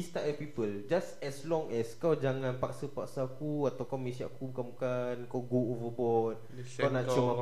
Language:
Malay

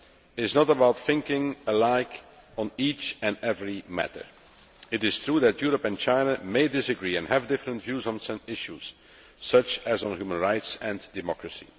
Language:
English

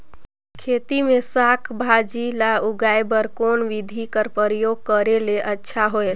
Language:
Chhattisgarhi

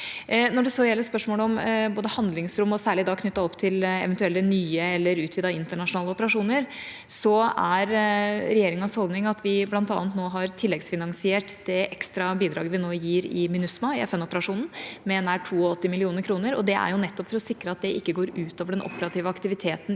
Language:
Norwegian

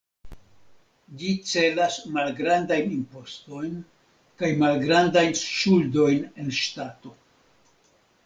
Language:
Esperanto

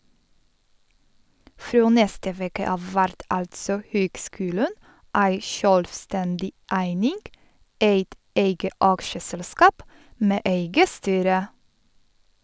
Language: Norwegian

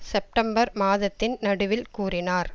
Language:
Tamil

